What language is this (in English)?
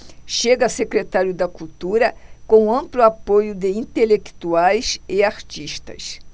Portuguese